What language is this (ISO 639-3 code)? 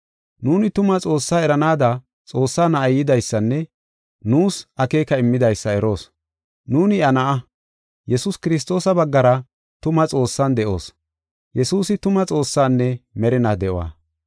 gof